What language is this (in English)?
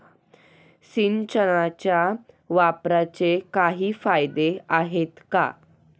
Marathi